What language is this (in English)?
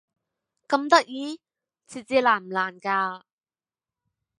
Cantonese